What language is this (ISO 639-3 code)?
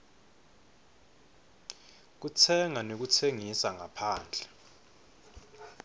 ssw